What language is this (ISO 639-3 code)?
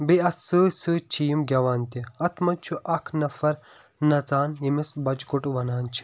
kas